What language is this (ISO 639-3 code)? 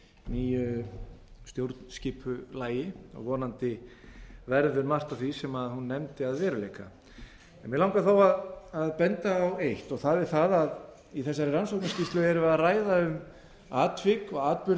isl